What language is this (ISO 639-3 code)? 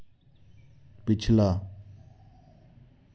doi